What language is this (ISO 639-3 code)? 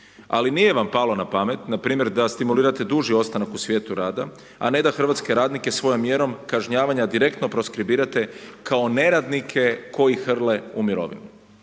hrv